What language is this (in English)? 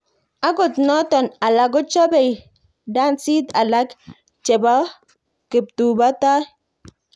Kalenjin